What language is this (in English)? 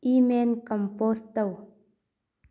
Manipuri